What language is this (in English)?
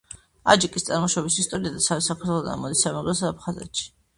Georgian